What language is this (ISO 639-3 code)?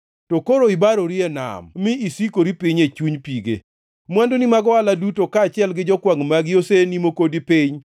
luo